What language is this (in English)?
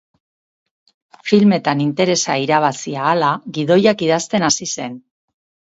Basque